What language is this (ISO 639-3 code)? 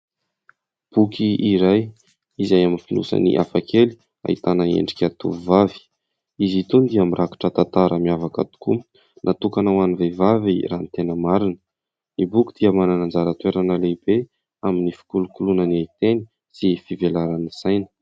mlg